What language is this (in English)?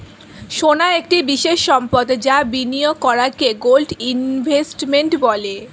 Bangla